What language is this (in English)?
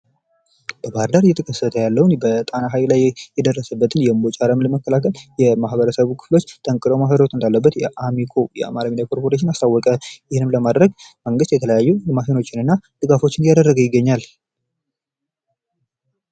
Amharic